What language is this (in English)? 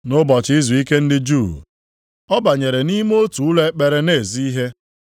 Igbo